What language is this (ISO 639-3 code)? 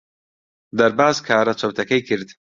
ckb